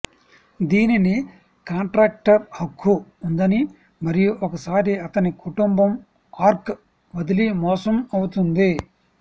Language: Telugu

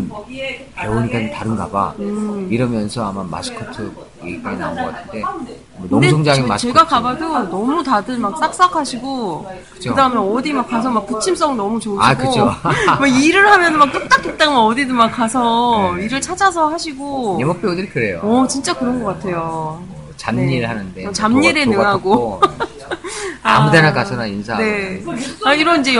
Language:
Korean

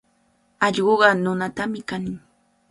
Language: Cajatambo North Lima Quechua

